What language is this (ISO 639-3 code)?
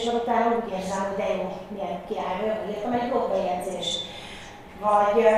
hun